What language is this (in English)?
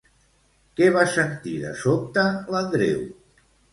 Catalan